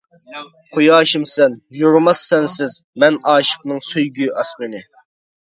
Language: Uyghur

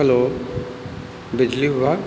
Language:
Sindhi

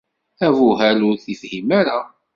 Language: Kabyle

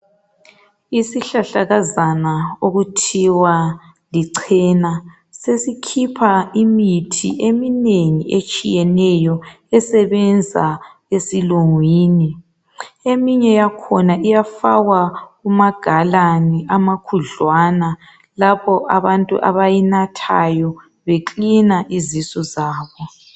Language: North Ndebele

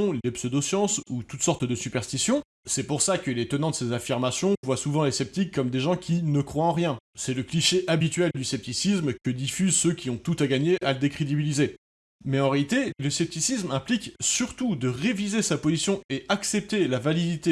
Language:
French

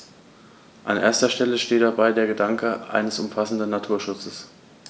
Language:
German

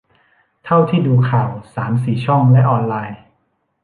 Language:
Thai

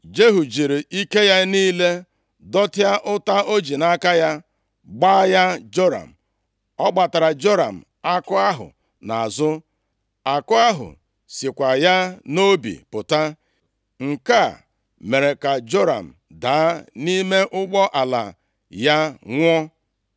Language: Igbo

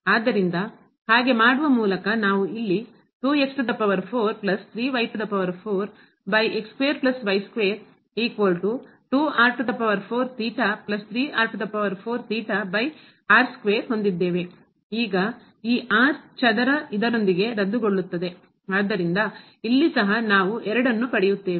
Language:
Kannada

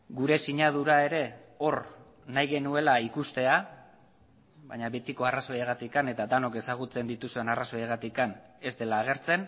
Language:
Basque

